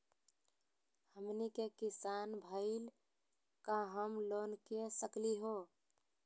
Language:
Magahi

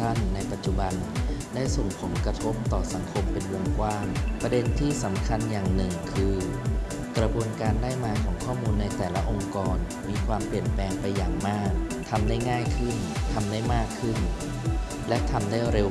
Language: Thai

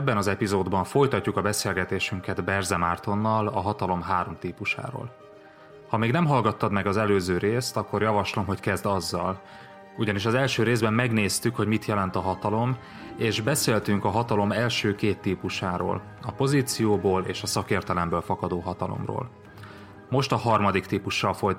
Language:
Hungarian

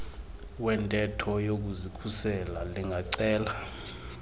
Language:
Xhosa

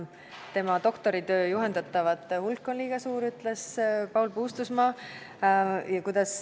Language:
Estonian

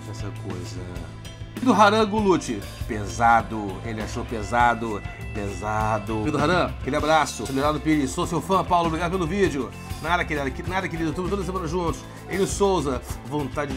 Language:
Portuguese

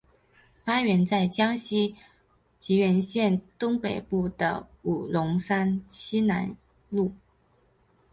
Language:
Chinese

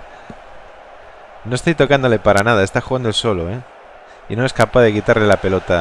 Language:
Spanish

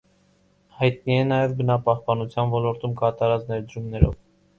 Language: Armenian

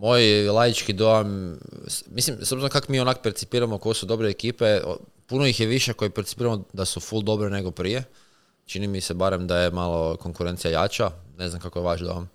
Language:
Croatian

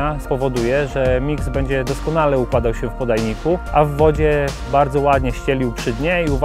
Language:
Polish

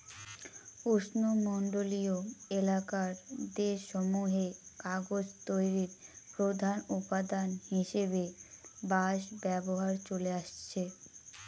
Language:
Bangla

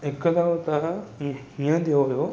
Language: Sindhi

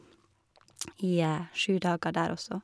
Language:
Norwegian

